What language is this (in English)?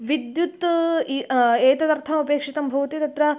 Sanskrit